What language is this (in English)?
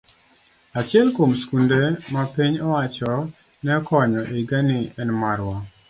Luo (Kenya and Tanzania)